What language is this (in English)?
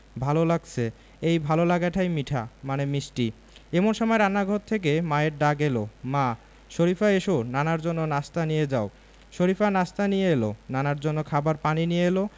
Bangla